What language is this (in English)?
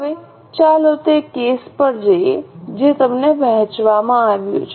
Gujarati